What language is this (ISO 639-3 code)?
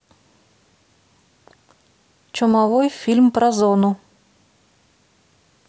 rus